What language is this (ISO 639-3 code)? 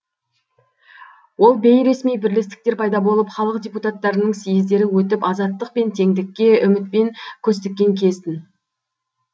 kaz